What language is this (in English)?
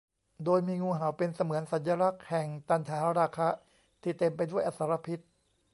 Thai